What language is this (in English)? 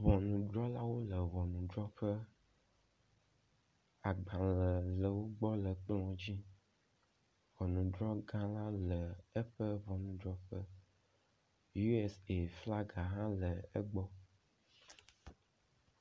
Ewe